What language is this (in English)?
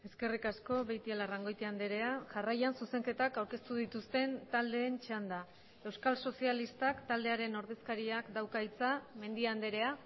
Basque